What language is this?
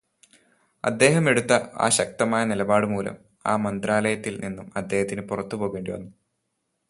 Malayalam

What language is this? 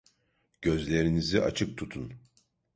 Turkish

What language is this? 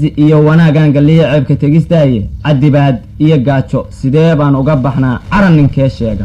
Arabic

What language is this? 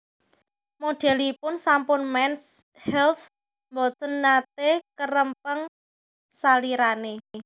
Javanese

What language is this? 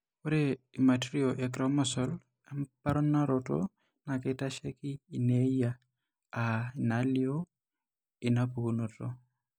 Masai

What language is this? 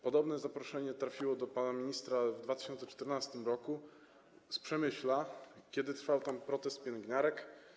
Polish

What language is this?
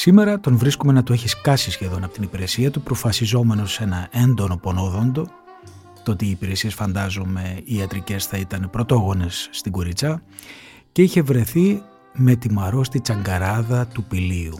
Greek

